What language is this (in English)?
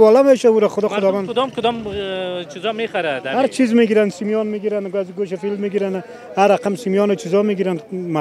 Arabic